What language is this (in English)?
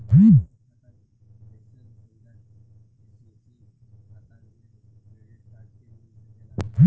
Bhojpuri